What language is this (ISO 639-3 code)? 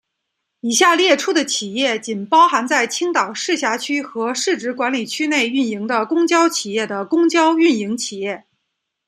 zho